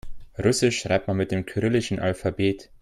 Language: German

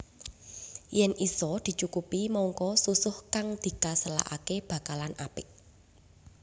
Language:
Javanese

